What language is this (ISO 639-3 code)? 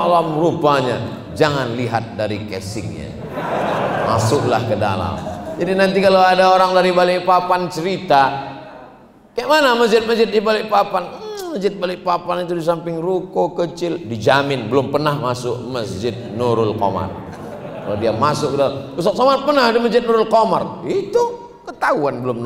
ind